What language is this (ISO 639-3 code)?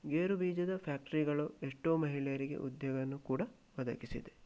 kan